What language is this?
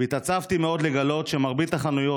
Hebrew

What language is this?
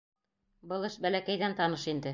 Bashkir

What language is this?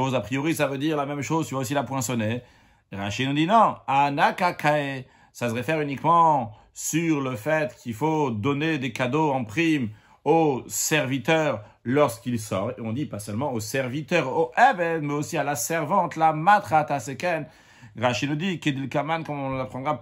French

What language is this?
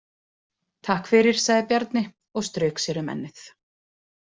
Icelandic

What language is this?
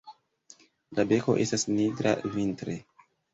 Esperanto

